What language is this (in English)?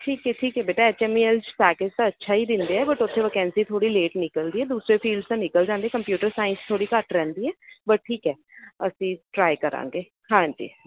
Punjabi